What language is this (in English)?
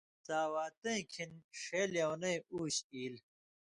Indus Kohistani